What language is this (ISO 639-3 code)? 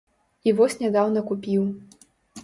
bel